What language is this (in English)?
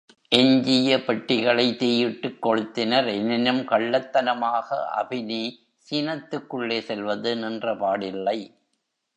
Tamil